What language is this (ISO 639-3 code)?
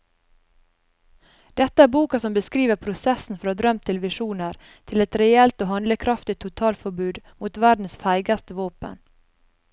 nor